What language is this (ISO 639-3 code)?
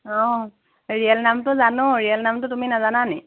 asm